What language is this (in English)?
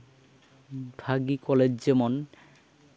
Santali